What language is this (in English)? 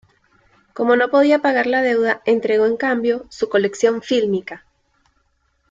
Spanish